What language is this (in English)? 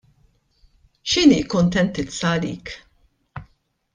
Maltese